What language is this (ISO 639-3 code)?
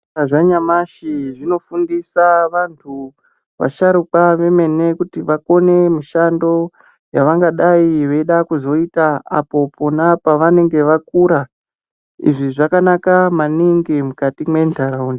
ndc